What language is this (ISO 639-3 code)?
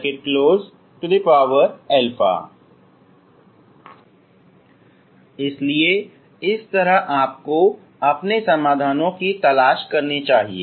hin